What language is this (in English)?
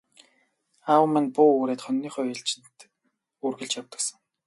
Mongolian